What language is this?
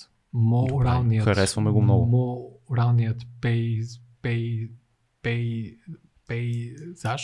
Bulgarian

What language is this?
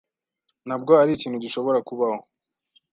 Kinyarwanda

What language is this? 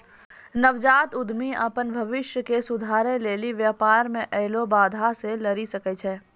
Maithili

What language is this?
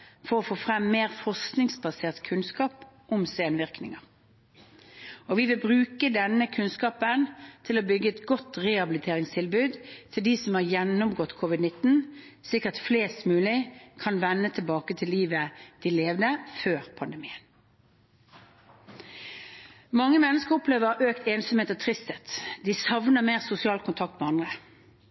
Norwegian Bokmål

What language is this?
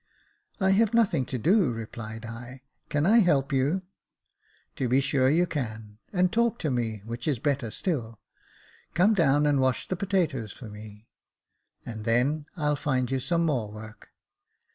English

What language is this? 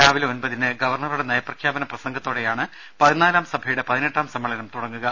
Malayalam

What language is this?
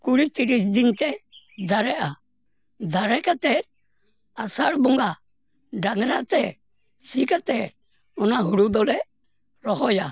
Santali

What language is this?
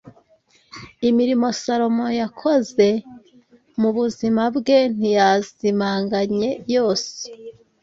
Kinyarwanda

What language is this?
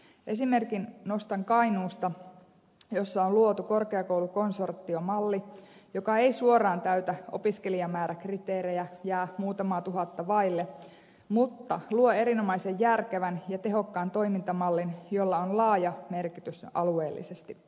Finnish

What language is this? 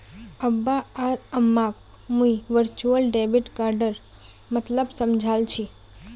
Magahi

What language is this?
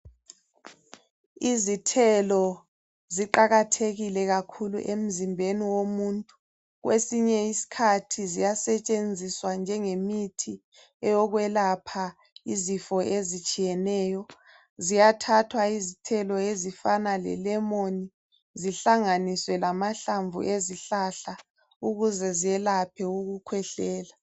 North Ndebele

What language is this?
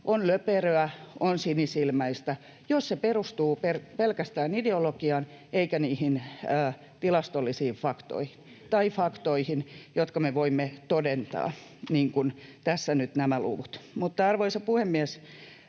Finnish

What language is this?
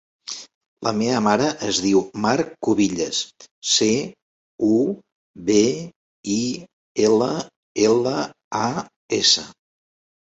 Catalan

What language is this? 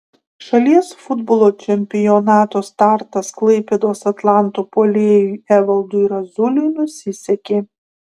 Lithuanian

